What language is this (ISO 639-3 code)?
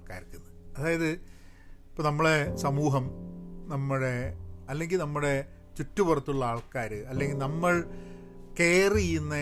mal